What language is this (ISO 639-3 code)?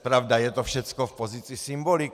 ces